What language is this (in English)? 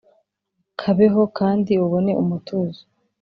Kinyarwanda